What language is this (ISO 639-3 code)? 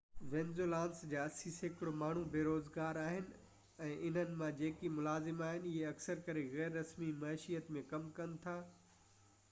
snd